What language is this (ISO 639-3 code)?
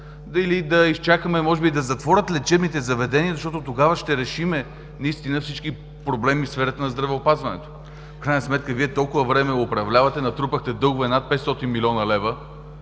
bul